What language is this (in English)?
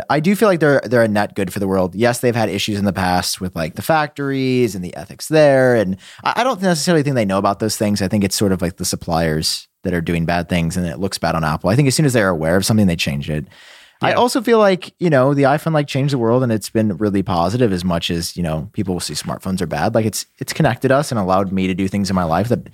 English